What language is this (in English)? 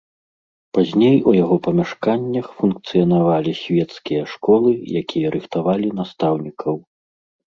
Belarusian